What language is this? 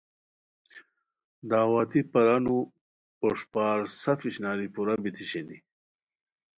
Khowar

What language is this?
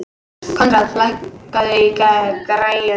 Icelandic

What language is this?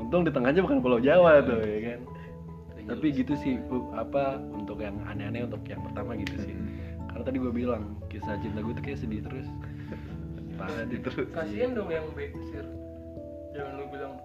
Indonesian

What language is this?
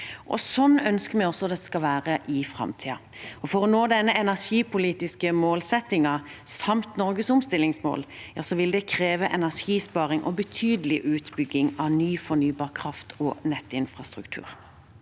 Norwegian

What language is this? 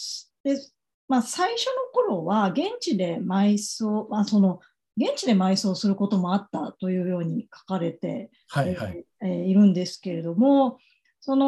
Japanese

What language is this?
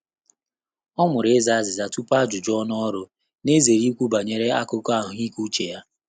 Igbo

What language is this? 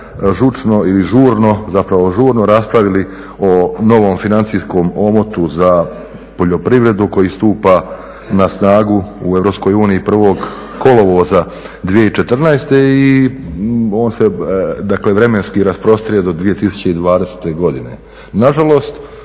Croatian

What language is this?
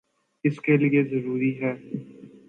Urdu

